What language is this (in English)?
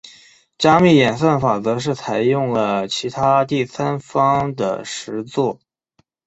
Chinese